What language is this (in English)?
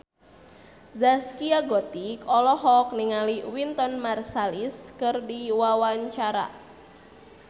Sundanese